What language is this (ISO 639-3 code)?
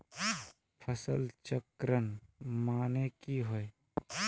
mag